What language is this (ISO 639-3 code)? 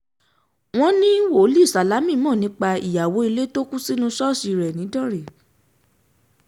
yor